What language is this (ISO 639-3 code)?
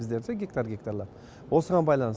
kaz